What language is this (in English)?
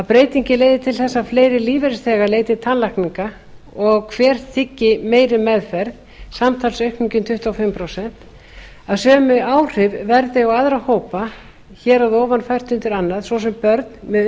Icelandic